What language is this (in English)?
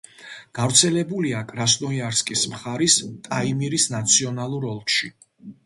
Georgian